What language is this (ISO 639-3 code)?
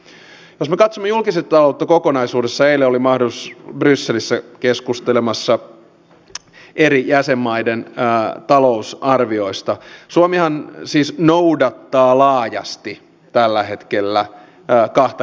fin